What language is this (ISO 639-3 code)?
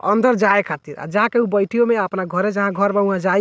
bho